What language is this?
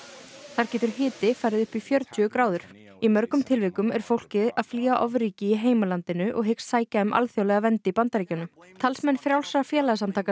Icelandic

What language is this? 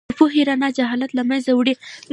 Pashto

